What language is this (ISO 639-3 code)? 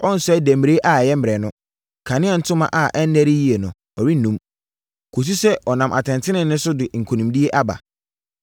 aka